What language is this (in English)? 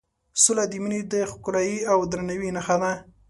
Pashto